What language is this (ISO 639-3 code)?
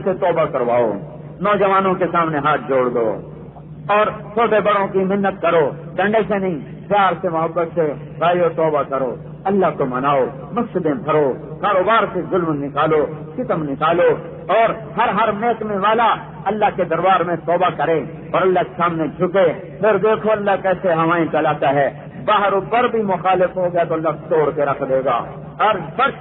ara